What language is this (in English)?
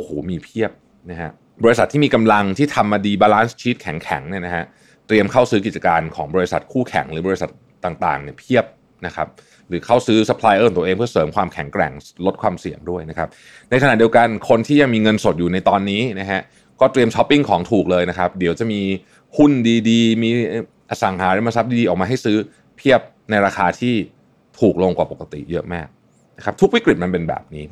Thai